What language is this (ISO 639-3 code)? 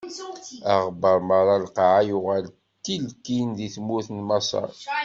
kab